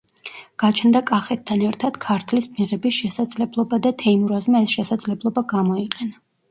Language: Georgian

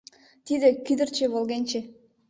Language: Mari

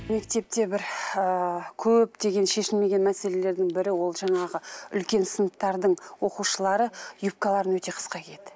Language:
Kazakh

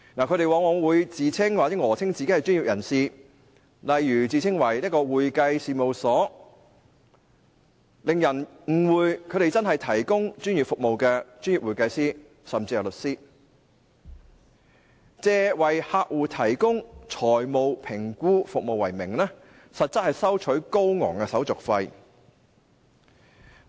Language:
Cantonese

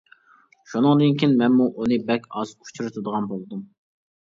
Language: Uyghur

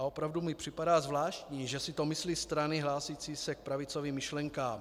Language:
Czech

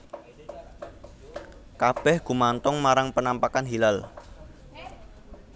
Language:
Javanese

